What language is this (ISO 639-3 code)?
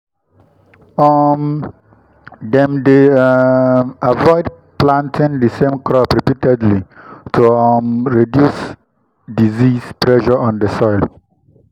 pcm